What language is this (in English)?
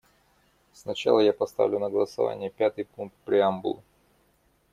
Russian